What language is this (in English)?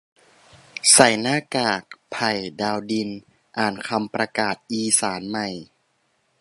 Thai